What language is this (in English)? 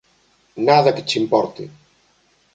Galician